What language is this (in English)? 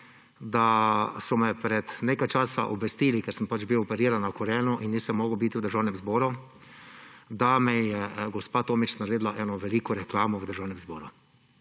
Slovenian